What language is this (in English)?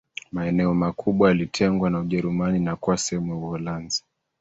Swahili